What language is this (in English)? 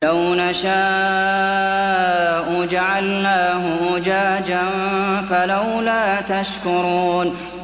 Arabic